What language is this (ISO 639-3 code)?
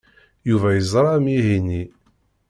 kab